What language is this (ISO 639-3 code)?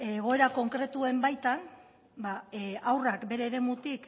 eus